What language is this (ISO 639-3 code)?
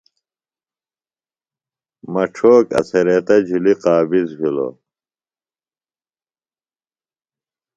phl